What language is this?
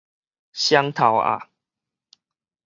Min Nan Chinese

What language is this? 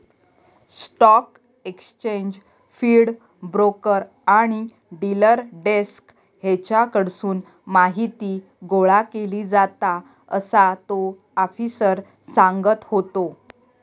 Marathi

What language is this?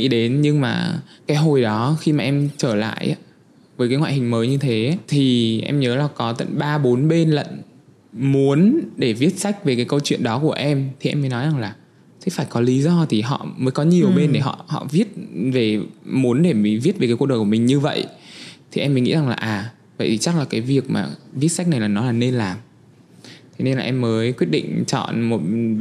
Vietnamese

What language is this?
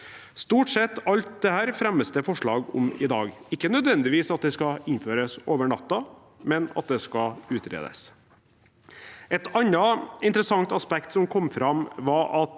Norwegian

